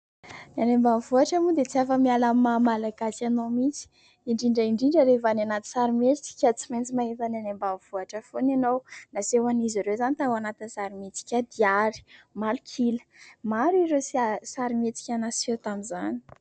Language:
Malagasy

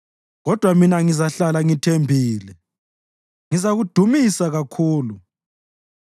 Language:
North Ndebele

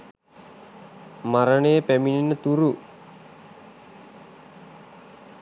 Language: Sinhala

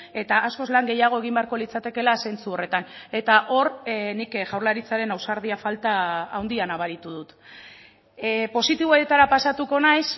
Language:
Basque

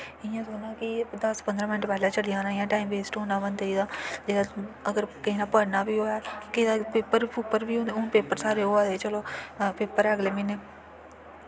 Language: Dogri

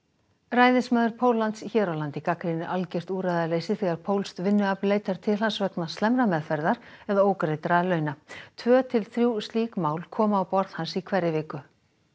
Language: Icelandic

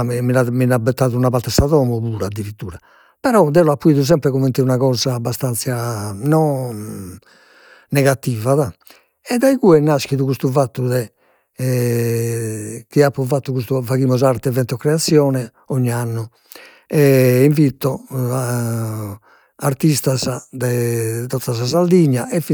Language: Sardinian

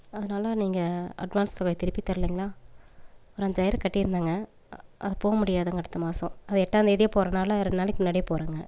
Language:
Tamil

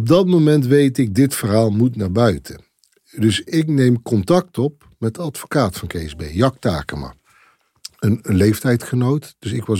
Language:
Dutch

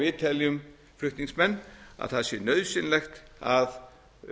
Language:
Icelandic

